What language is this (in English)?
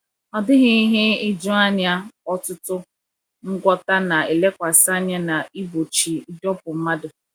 Igbo